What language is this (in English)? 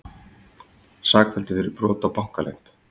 Icelandic